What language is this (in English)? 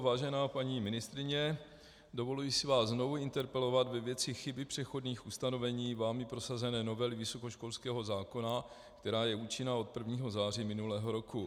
Czech